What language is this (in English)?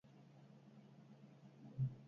Basque